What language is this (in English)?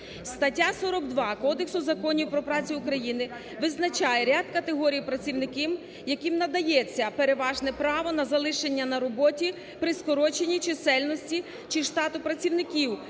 Ukrainian